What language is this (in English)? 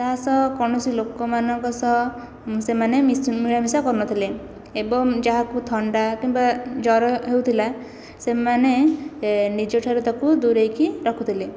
Odia